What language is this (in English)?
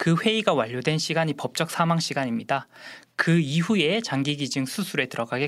Korean